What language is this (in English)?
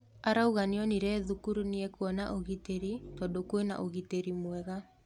Kikuyu